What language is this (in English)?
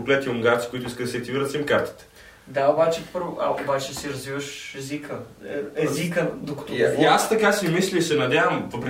Bulgarian